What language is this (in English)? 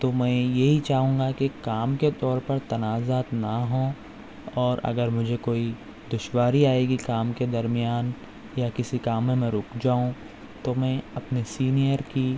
Urdu